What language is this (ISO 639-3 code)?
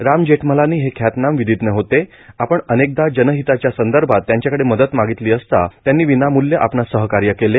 mar